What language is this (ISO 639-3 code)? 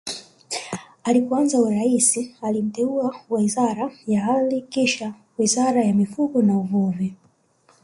swa